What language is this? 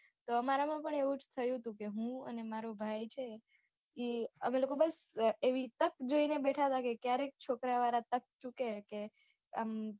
Gujarati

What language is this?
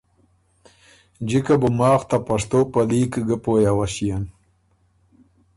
Ormuri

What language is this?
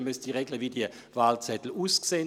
Swiss German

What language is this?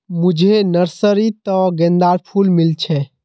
Magahi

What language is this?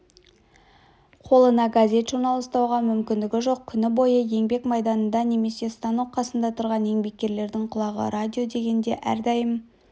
Kazakh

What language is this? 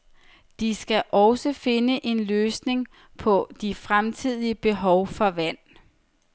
Danish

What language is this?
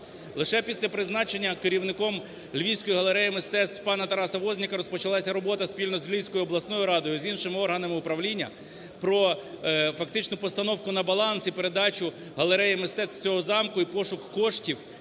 Ukrainian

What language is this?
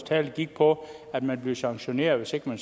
Danish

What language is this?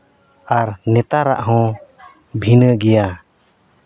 Santali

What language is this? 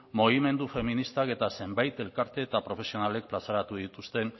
Basque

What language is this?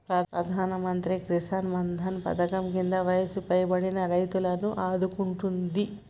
Telugu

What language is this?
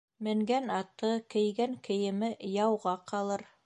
Bashkir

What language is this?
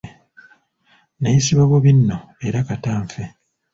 Ganda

